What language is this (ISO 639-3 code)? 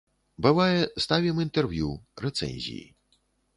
bel